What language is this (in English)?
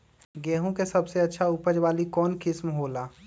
Magahi